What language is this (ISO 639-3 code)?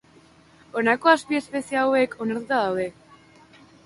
eus